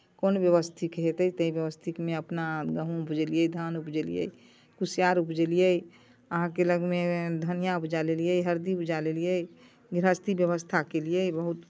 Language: Maithili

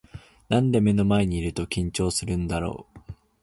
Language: Japanese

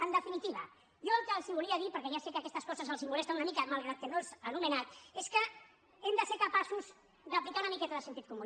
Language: Catalan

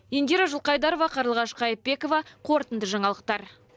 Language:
Kazakh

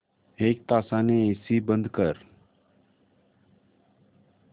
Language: Marathi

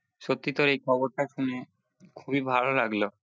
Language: Bangla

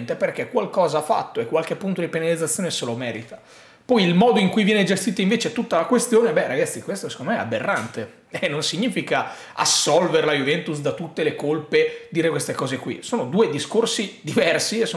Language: Italian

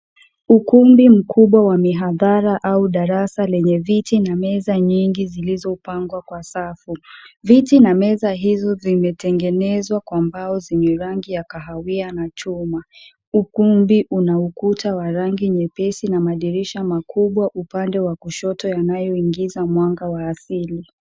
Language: Swahili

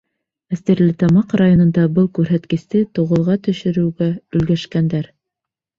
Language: Bashkir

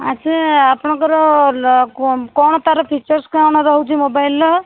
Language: Odia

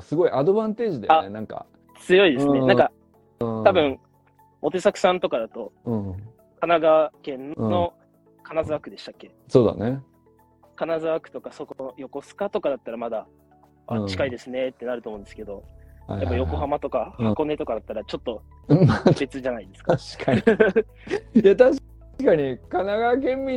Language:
Japanese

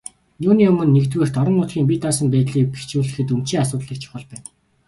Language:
Mongolian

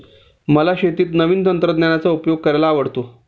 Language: Marathi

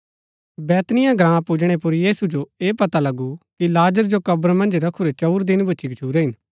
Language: Gaddi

